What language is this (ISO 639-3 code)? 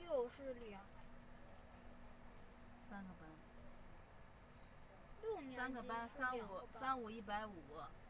zho